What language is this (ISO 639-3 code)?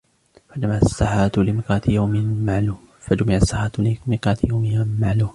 ara